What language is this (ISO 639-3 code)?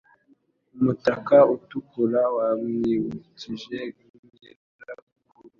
kin